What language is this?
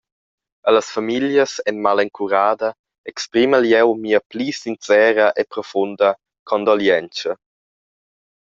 Romansh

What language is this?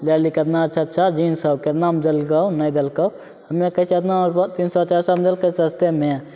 Maithili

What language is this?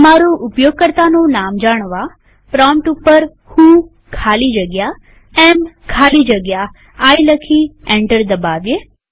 Gujarati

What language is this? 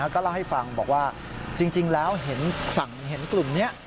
Thai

